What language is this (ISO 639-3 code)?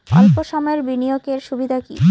ben